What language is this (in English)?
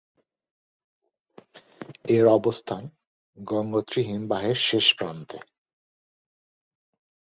Bangla